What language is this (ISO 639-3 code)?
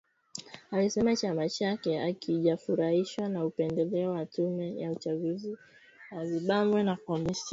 swa